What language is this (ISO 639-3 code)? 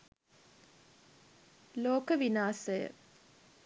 sin